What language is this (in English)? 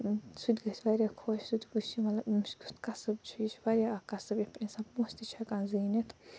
Kashmiri